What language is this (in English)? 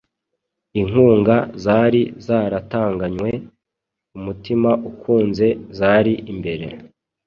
Kinyarwanda